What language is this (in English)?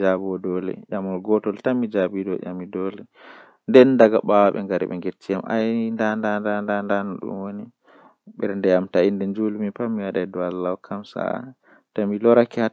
Western Niger Fulfulde